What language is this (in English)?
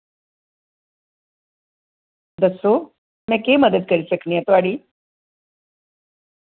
Dogri